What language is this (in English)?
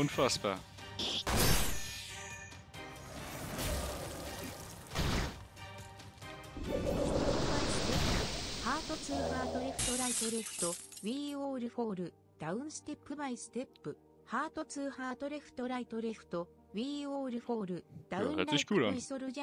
German